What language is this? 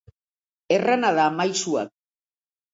Basque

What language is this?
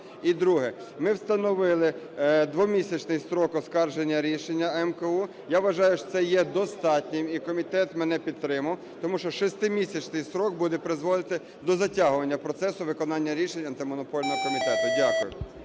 Ukrainian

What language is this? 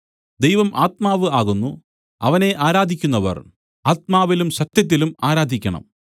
Malayalam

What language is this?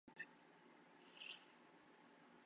Turkmen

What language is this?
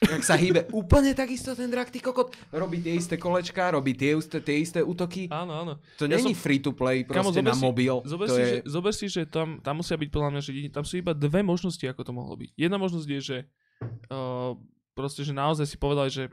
Slovak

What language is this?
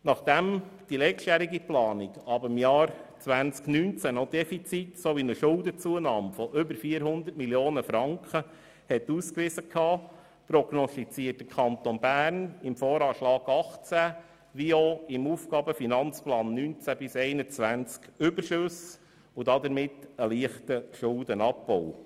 Swiss German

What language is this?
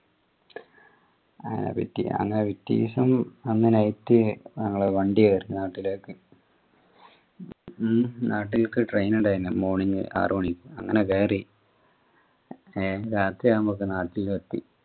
Malayalam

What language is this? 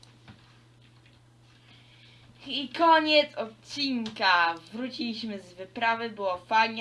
Polish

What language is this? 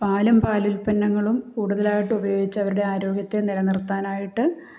Malayalam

